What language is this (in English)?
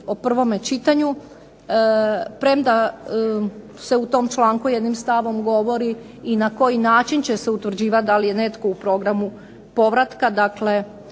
Croatian